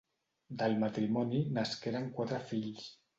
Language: Catalan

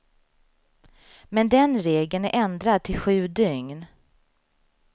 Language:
Swedish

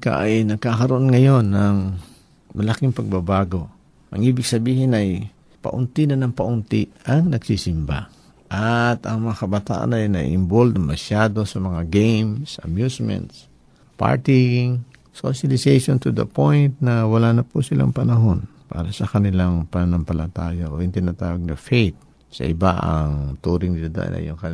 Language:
Filipino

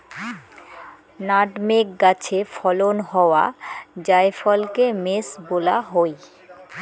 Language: Bangla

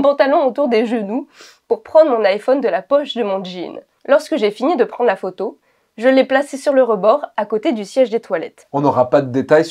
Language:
French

